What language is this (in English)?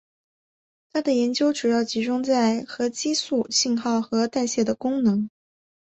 Chinese